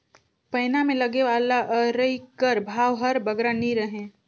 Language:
Chhattisgarhi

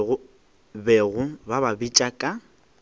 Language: Northern Sotho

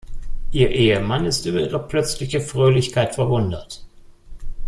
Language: German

